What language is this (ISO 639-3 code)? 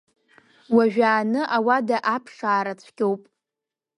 abk